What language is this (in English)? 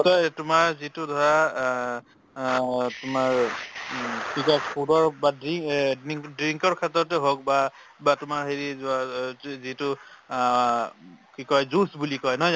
Assamese